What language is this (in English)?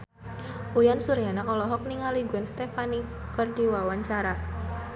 Sundanese